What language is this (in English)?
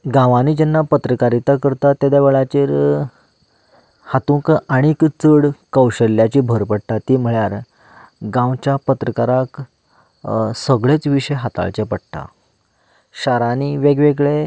Konkani